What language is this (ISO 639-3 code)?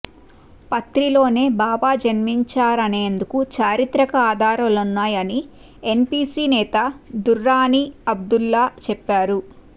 tel